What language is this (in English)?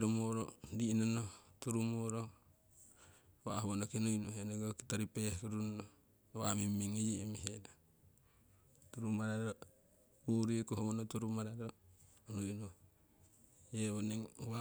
Siwai